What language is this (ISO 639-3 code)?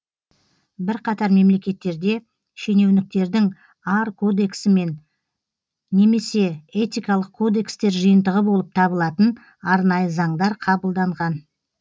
kaz